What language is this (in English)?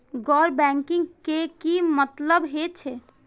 Maithili